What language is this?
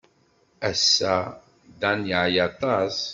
Kabyle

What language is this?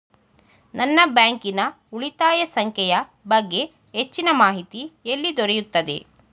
Kannada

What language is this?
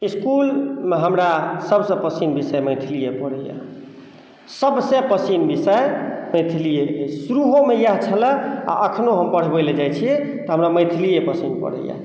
Maithili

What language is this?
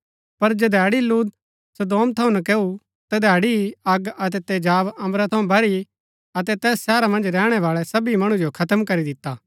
Gaddi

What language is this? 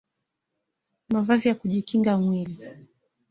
Swahili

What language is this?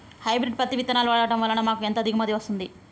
Telugu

